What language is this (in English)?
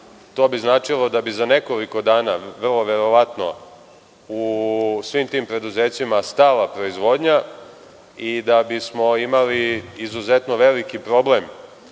Serbian